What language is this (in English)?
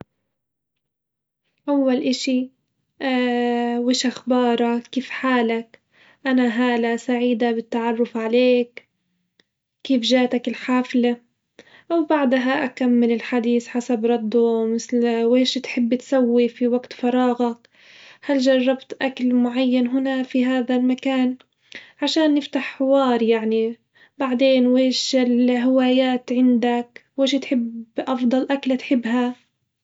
Hijazi Arabic